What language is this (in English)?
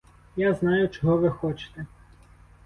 Ukrainian